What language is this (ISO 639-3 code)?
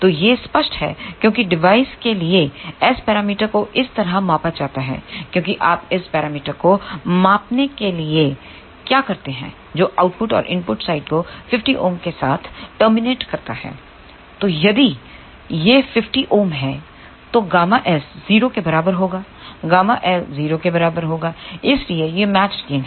hin